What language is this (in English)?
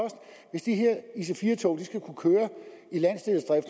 Danish